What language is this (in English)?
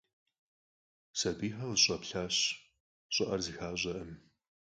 Kabardian